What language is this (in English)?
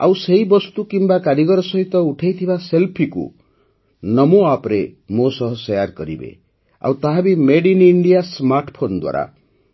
Odia